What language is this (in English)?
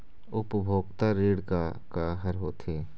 Chhattisgarhi